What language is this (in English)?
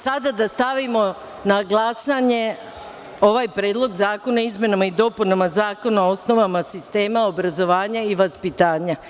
Serbian